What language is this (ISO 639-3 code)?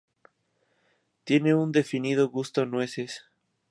spa